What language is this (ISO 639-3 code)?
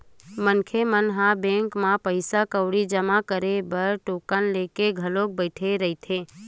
hne